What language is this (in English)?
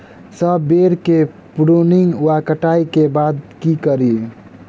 Maithili